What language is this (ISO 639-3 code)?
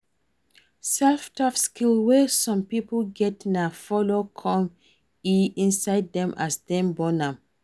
pcm